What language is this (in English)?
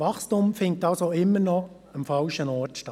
Swiss German